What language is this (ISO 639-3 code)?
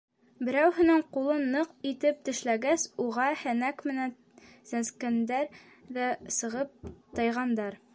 bak